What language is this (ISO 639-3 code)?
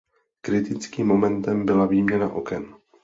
ces